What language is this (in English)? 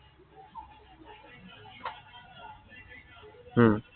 Assamese